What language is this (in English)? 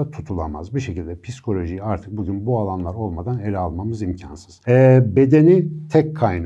Turkish